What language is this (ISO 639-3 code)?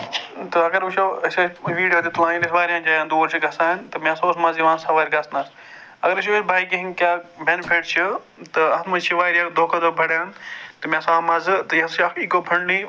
kas